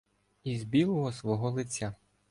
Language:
Ukrainian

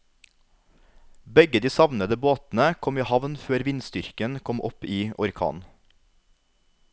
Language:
Norwegian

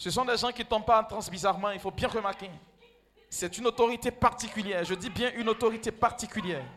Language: French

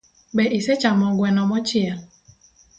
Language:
Luo (Kenya and Tanzania)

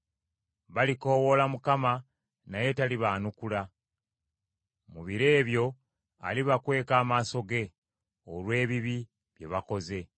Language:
Ganda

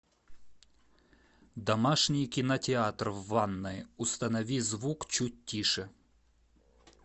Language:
Russian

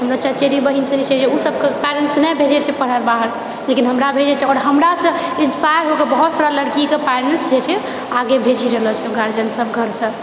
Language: Maithili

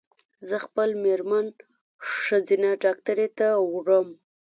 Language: Pashto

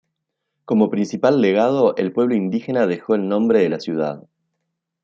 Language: Spanish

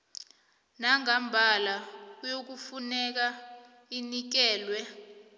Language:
South Ndebele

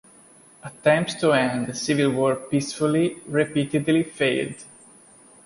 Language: English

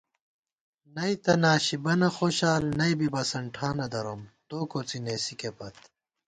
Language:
Gawar-Bati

